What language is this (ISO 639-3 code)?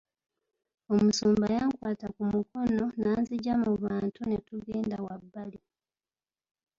lug